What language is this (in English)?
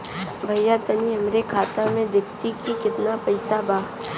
Bhojpuri